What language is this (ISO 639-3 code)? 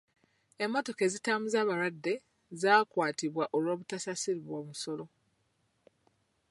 lug